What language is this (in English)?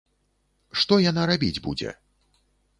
Belarusian